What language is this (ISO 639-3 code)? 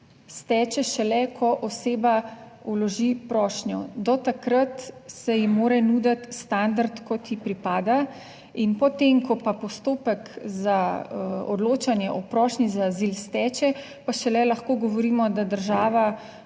slv